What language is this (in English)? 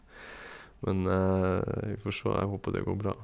Norwegian